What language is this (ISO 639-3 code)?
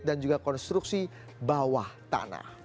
ind